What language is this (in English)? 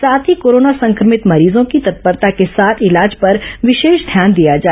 Hindi